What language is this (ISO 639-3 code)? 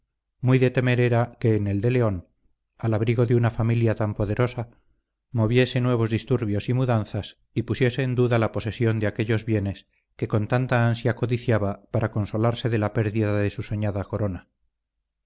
spa